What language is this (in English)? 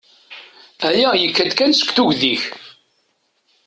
Kabyle